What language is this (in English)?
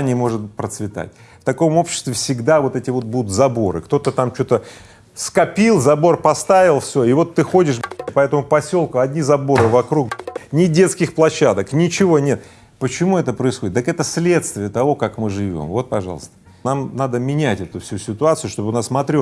Russian